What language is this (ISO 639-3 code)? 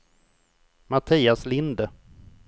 swe